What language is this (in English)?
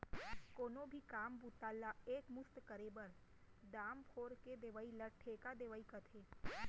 Chhattisgarhi